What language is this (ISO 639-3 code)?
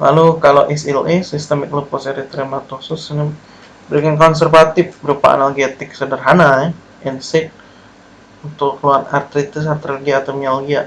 ind